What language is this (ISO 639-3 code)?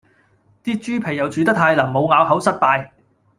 yue